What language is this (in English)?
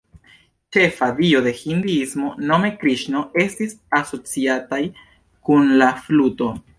Esperanto